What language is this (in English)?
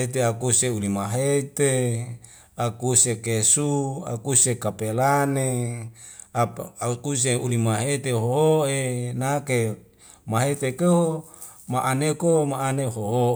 Wemale